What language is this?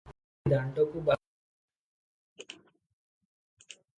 Odia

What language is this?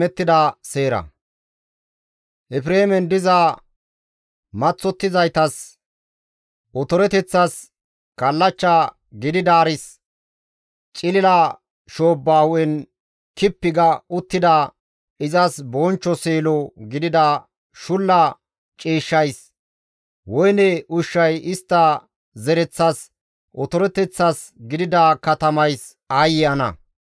Gamo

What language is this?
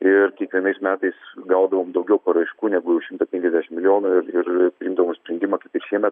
Lithuanian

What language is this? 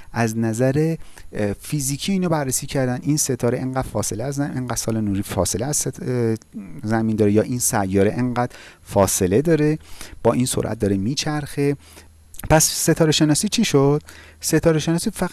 Persian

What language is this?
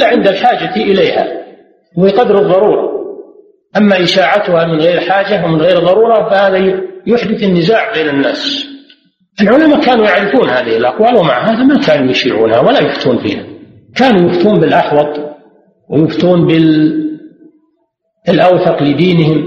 Arabic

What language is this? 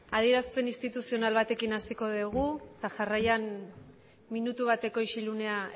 Basque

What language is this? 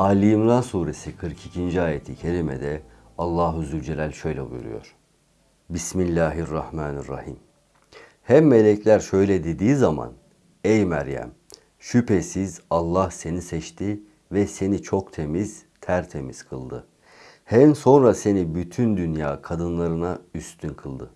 Turkish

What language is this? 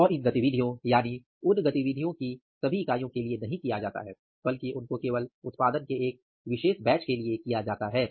Hindi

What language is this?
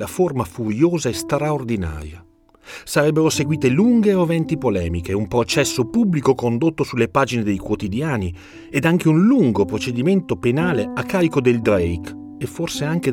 Italian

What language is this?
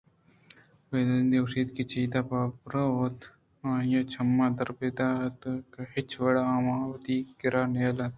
Eastern Balochi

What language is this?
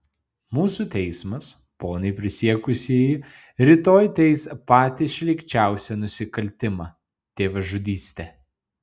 Lithuanian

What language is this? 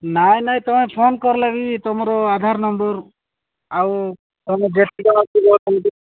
Odia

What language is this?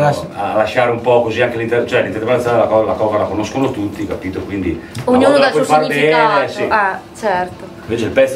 Italian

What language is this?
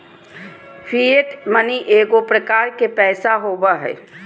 Magahi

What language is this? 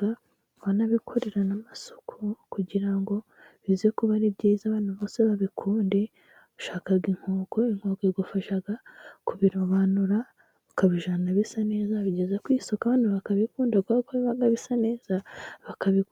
Kinyarwanda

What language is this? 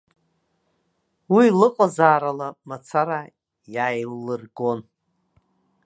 Abkhazian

